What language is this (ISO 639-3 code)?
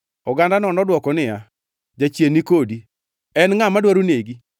luo